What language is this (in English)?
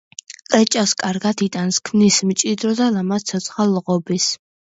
Georgian